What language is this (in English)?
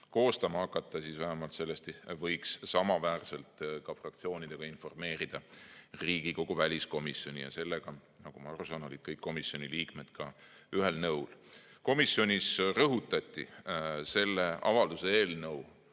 Estonian